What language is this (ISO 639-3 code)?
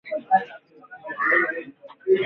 swa